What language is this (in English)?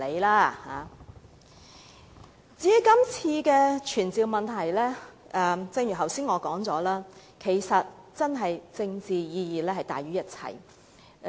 Cantonese